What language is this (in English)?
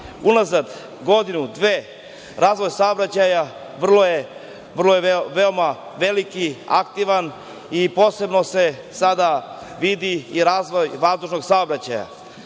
Serbian